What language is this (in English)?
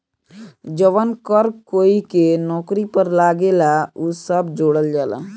Bhojpuri